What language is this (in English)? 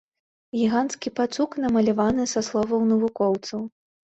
Belarusian